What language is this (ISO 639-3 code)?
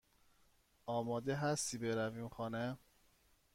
fas